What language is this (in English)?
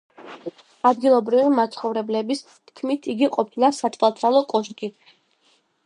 Georgian